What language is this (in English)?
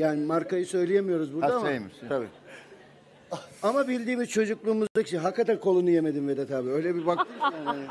Turkish